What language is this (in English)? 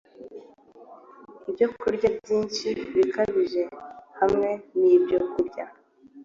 Kinyarwanda